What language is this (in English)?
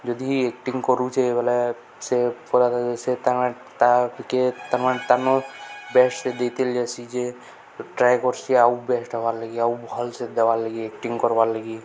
Odia